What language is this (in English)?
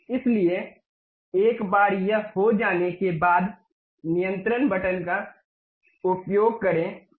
Hindi